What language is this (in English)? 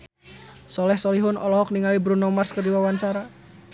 Sundanese